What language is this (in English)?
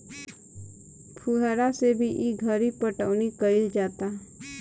Bhojpuri